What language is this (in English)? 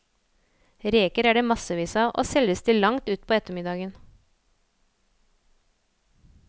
Norwegian